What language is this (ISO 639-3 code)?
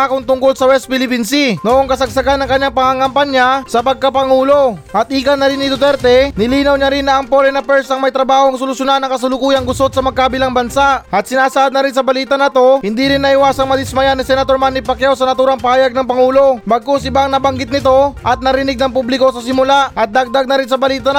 fil